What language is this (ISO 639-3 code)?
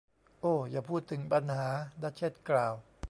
tha